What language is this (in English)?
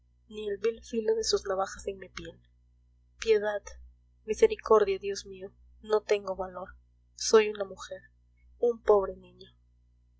Spanish